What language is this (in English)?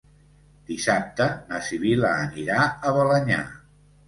Catalan